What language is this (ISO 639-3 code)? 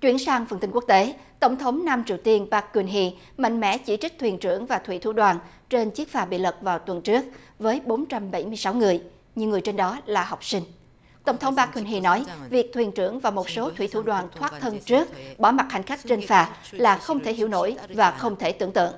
vie